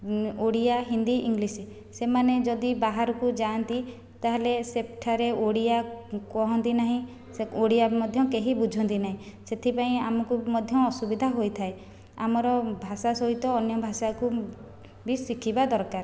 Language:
Odia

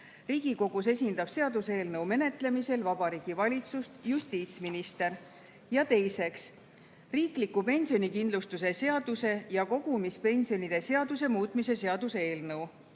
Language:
Estonian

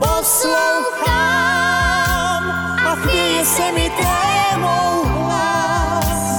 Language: Slovak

